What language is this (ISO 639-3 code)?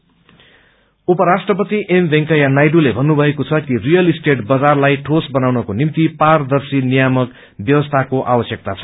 nep